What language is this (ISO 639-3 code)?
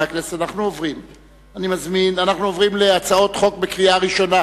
heb